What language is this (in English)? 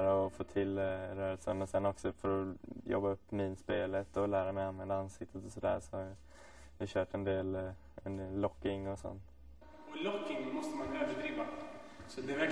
Swedish